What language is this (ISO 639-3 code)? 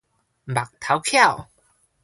nan